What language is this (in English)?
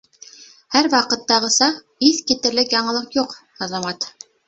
Bashkir